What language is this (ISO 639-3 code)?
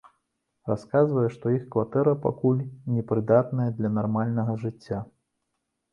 bel